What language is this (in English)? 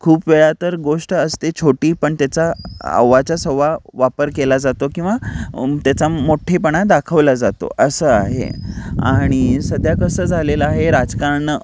Marathi